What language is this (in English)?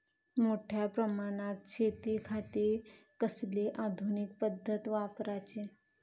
Marathi